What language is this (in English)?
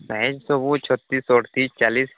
Odia